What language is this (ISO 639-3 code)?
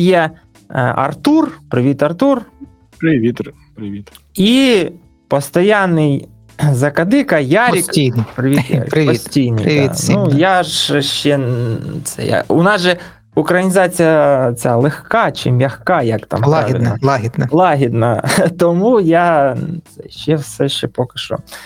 ukr